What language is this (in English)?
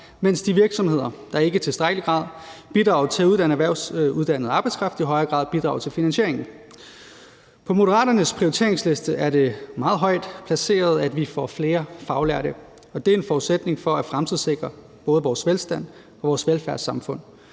Danish